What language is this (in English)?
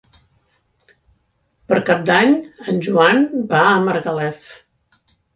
Catalan